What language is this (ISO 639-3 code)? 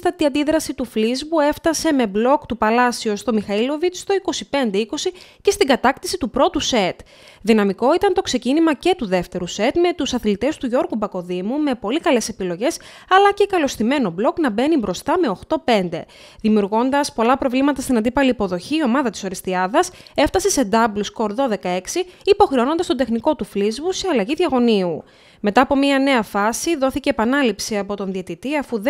ell